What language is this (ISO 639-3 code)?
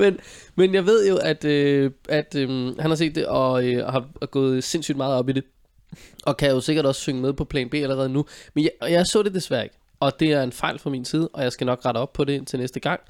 dan